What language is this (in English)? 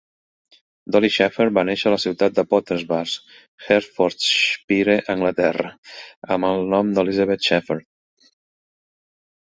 Catalan